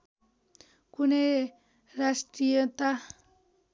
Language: Nepali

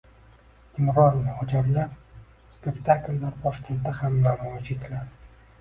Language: Uzbek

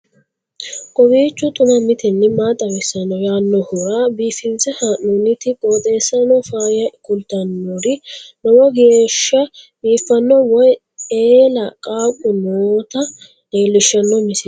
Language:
Sidamo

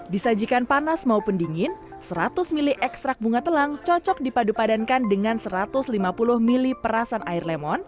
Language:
Indonesian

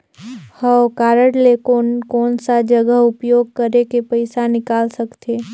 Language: Chhattisgarhi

